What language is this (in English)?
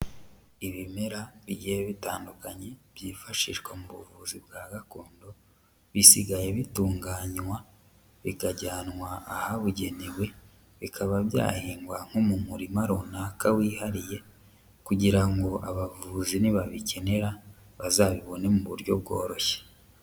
Kinyarwanda